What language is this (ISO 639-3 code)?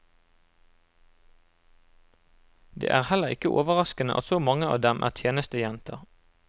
nor